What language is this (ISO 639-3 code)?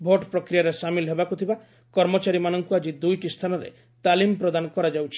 ori